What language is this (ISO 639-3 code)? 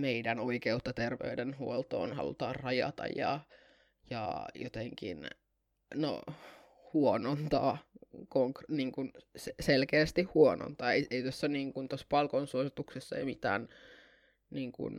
fin